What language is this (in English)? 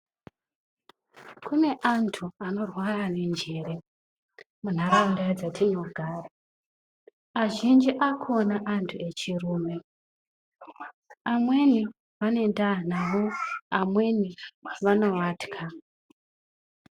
Ndau